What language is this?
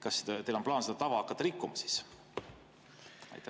Estonian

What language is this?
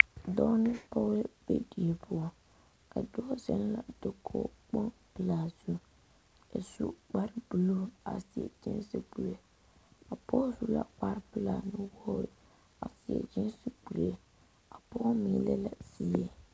Southern Dagaare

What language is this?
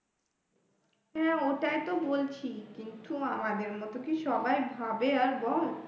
Bangla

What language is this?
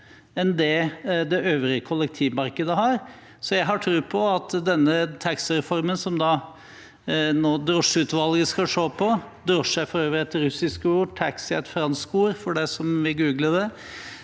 Norwegian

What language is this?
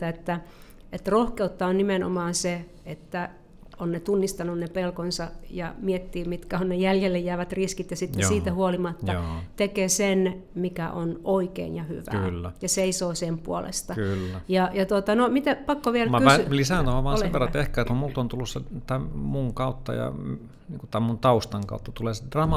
Finnish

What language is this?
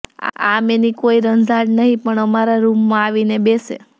Gujarati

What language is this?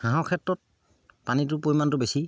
Assamese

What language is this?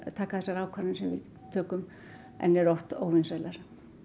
Icelandic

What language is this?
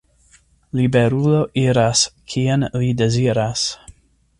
Esperanto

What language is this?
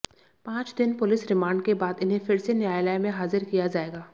Hindi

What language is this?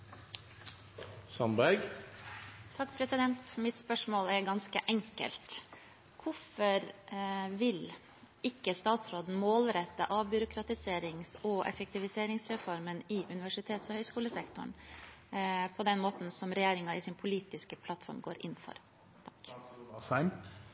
Norwegian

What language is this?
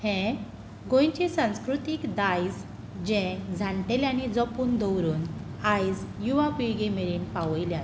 Konkani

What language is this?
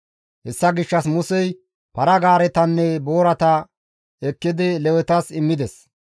Gamo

